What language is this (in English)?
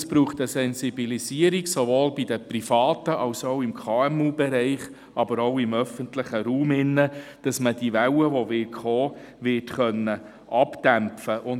Swiss German